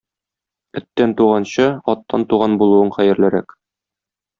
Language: Tatar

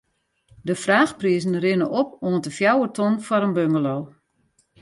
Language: Western Frisian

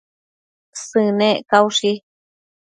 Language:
Matsés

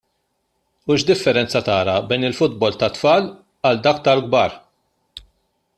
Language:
Maltese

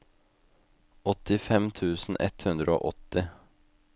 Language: Norwegian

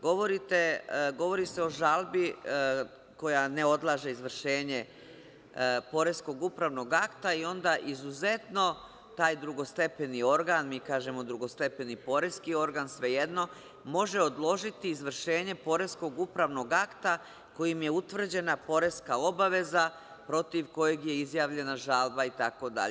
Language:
Serbian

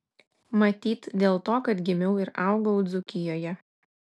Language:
Lithuanian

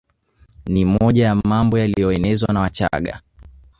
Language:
Swahili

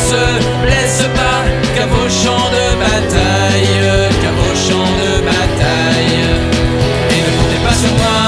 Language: French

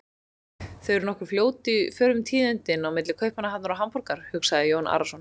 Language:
Icelandic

